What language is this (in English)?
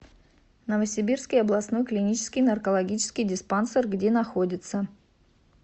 Russian